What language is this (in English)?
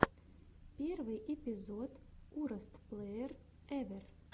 Russian